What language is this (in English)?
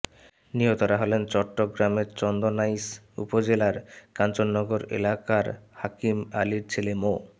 Bangla